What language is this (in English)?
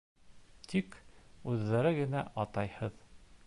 Bashkir